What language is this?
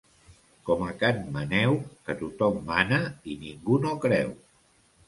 Catalan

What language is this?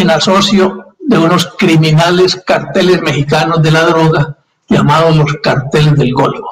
Spanish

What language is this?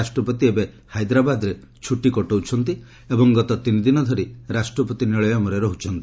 Odia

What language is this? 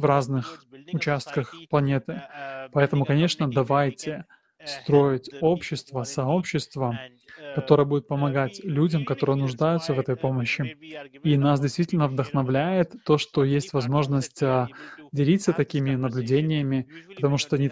Russian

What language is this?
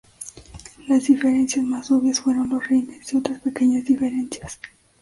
Spanish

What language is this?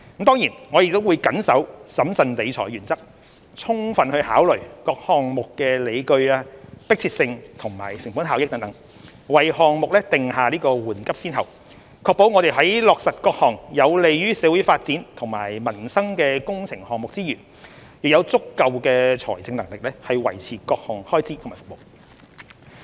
Cantonese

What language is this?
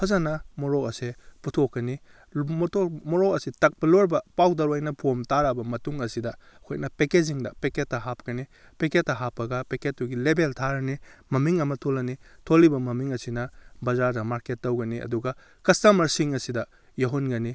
Manipuri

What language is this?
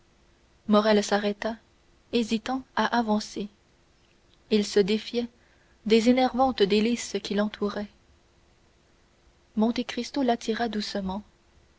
French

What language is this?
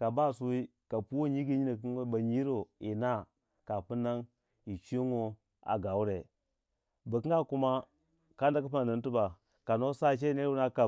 Waja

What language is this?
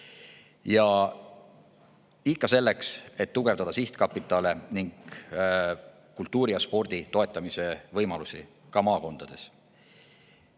Estonian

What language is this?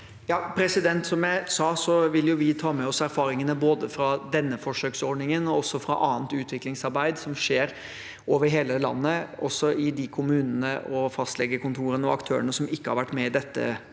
Norwegian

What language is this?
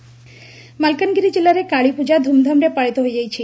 Odia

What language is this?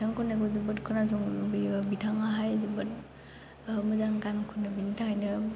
Bodo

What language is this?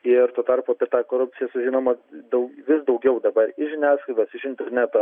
Lithuanian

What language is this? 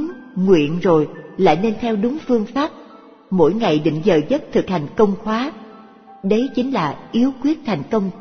Vietnamese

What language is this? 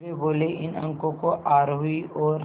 Hindi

